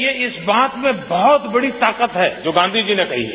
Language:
Hindi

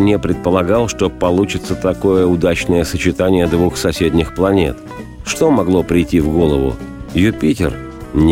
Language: Russian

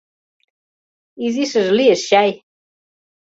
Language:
Mari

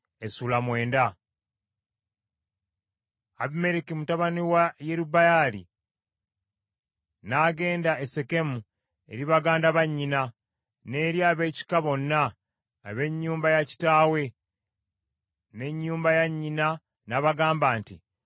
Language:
Ganda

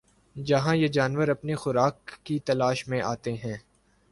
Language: Urdu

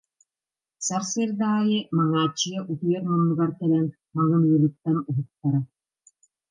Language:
Yakut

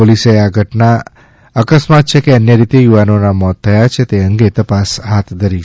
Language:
Gujarati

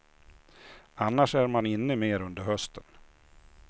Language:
Swedish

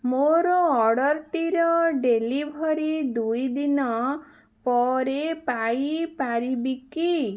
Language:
Odia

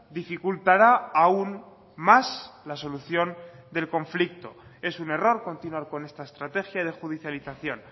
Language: Spanish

